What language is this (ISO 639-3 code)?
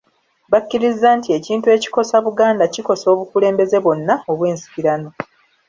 lug